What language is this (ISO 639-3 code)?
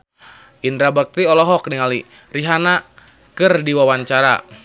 sun